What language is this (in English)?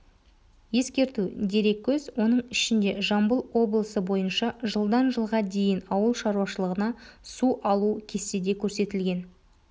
Kazakh